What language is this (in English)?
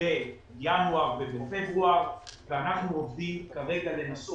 Hebrew